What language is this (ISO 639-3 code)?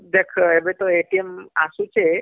ori